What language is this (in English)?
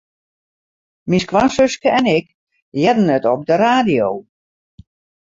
Western Frisian